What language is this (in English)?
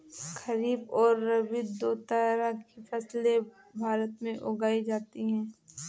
Hindi